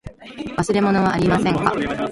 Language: Japanese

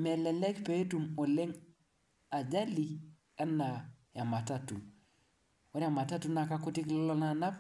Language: Masai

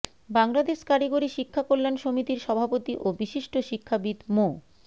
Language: Bangla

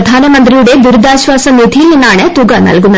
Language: Malayalam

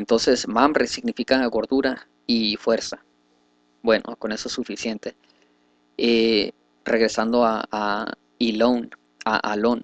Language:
Spanish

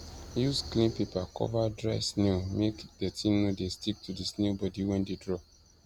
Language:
Nigerian Pidgin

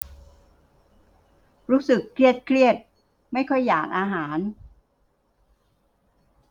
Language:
Thai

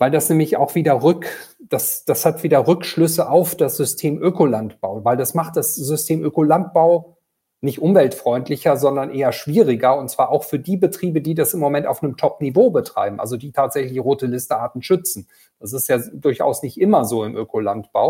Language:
German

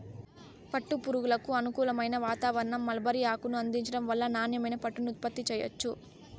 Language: Telugu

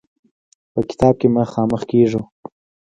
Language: Pashto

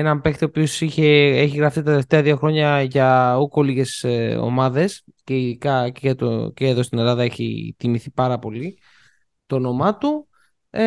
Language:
Greek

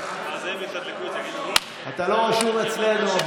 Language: Hebrew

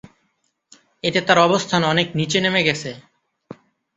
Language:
Bangla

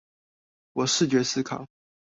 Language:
Chinese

